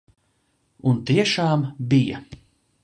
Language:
Latvian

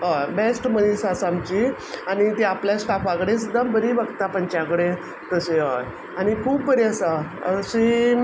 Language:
Konkani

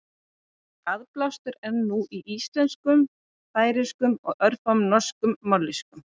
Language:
Icelandic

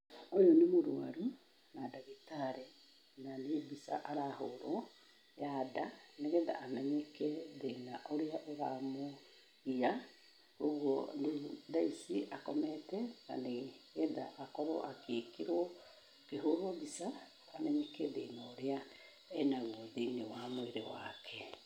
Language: Kikuyu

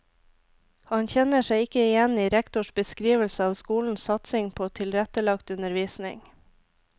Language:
Norwegian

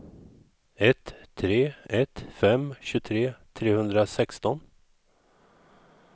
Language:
Swedish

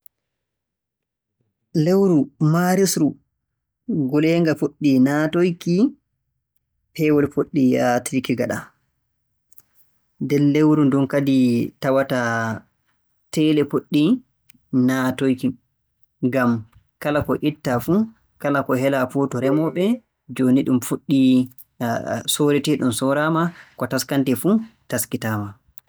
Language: Borgu Fulfulde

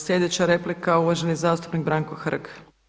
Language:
Croatian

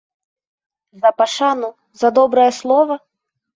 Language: Belarusian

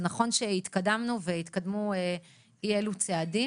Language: Hebrew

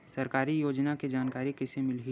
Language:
Chhattisgarhi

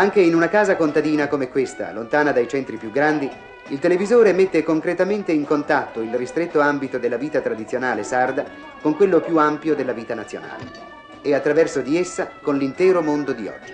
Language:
Italian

